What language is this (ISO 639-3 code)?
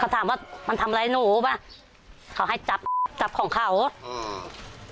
tha